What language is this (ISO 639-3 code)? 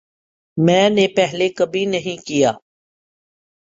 urd